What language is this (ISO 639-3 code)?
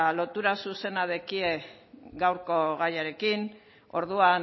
eus